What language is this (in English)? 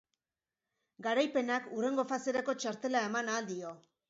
Basque